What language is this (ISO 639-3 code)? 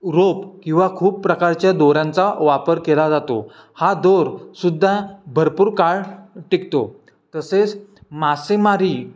mar